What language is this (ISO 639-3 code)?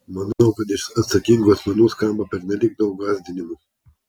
lit